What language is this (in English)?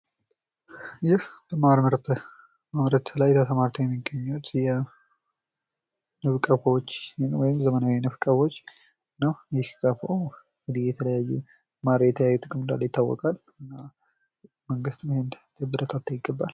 Amharic